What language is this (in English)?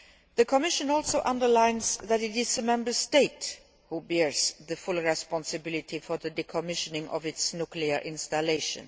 English